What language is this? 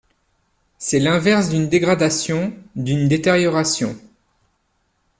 French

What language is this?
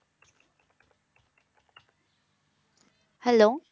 Punjabi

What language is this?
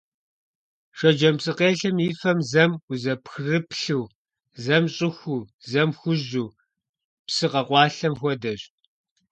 Kabardian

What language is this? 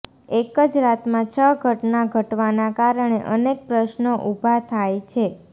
Gujarati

